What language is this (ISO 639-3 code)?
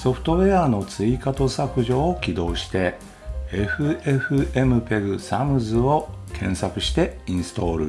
jpn